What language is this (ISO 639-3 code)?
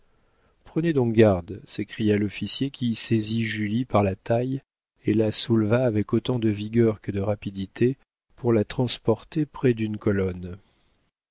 fra